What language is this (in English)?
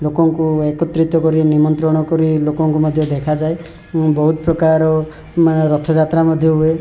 Odia